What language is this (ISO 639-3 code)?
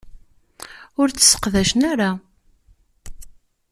kab